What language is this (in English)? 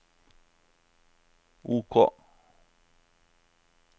Norwegian